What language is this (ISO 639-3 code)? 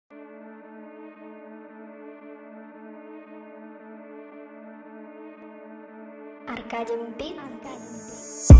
nld